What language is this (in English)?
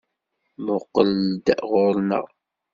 Kabyle